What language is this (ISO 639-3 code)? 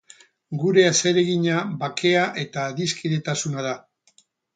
eus